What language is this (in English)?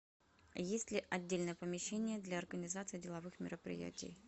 Russian